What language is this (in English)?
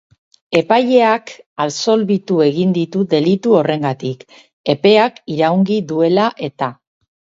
Basque